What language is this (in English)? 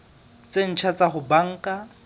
Southern Sotho